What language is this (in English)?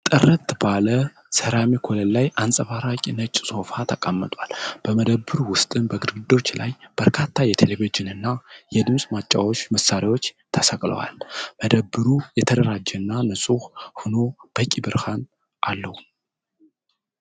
Amharic